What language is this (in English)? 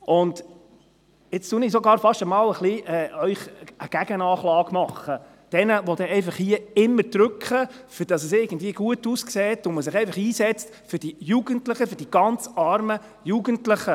Swiss German